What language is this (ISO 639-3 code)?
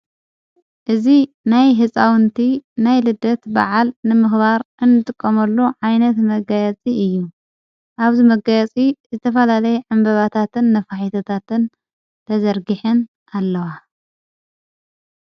tir